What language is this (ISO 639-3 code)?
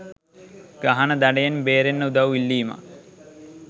sin